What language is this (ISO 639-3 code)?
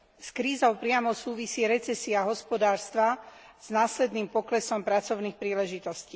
slk